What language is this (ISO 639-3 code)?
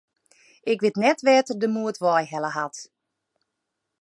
fry